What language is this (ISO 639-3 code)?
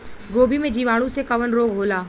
bho